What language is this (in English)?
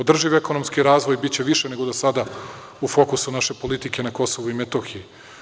Serbian